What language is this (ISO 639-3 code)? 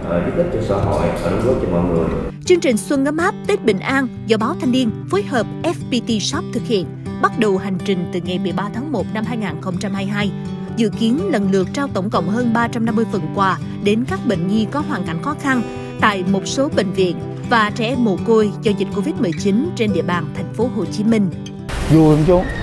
vie